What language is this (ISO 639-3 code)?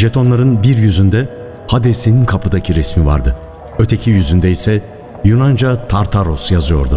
tur